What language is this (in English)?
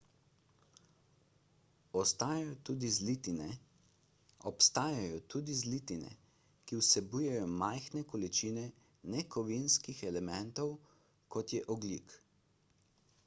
Slovenian